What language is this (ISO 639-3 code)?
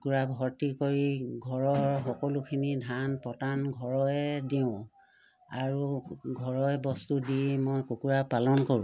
asm